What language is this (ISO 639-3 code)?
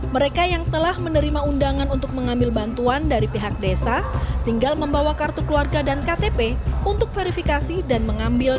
ind